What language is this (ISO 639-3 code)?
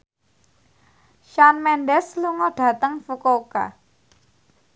jav